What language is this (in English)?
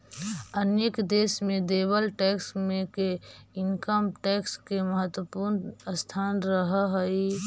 Magahi